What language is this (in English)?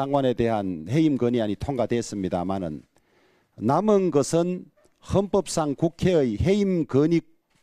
Korean